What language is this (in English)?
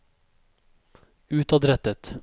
Norwegian